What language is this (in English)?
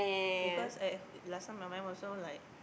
English